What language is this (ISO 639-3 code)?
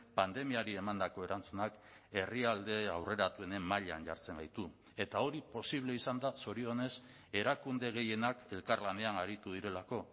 eus